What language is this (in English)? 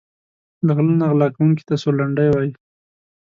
Pashto